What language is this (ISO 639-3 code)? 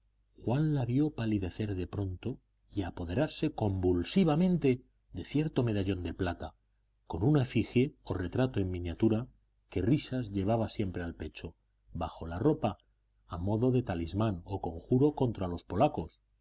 spa